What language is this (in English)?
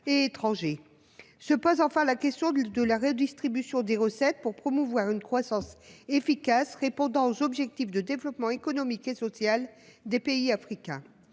French